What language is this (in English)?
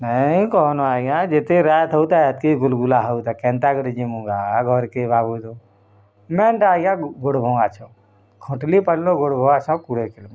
Odia